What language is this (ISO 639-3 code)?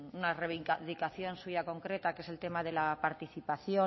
spa